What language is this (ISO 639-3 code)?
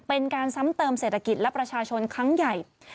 tha